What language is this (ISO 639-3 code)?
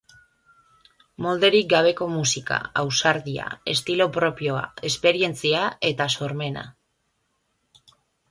eus